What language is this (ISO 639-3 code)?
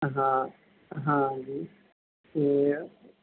pan